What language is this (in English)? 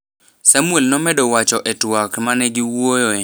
Luo (Kenya and Tanzania)